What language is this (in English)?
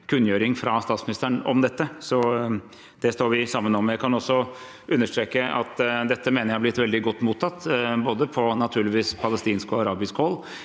Norwegian